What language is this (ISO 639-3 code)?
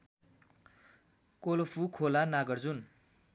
nep